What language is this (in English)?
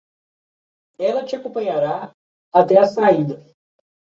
Portuguese